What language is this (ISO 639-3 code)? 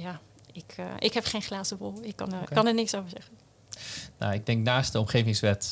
nld